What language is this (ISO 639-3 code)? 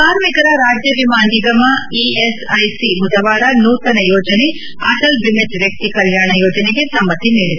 kan